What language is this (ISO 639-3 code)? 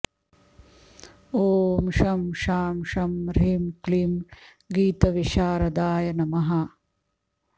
san